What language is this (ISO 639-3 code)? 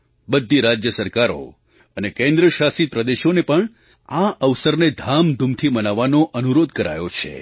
guj